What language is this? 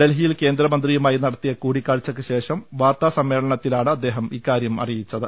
Malayalam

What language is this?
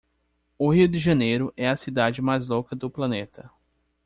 Portuguese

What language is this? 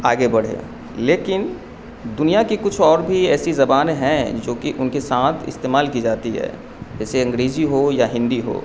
Urdu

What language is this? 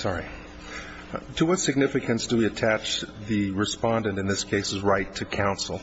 English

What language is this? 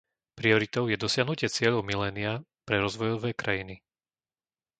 Slovak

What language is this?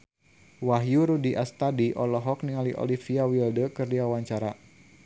Sundanese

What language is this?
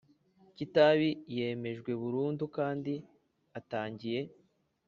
Kinyarwanda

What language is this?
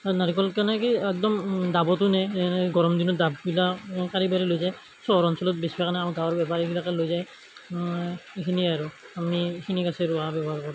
Assamese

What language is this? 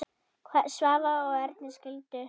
Icelandic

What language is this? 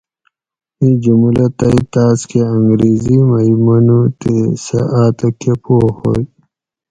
Gawri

